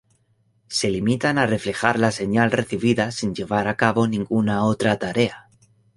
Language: Spanish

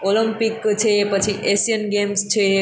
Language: Gujarati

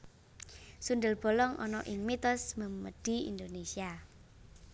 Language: Javanese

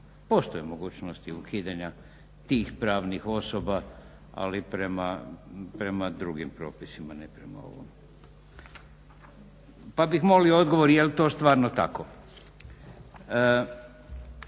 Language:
Croatian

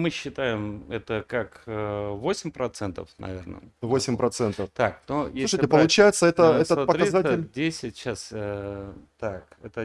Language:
Russian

